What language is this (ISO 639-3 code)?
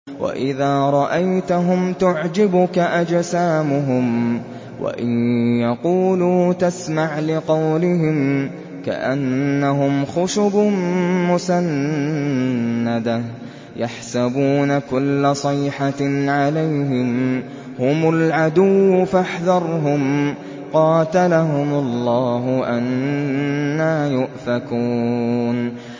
ara